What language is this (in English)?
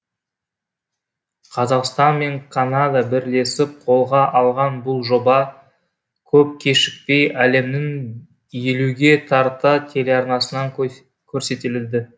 Kazakh